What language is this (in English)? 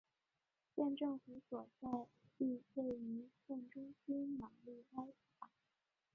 Chinese